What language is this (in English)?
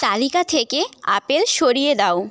Bangla